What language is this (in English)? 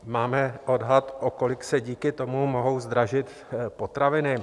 Czech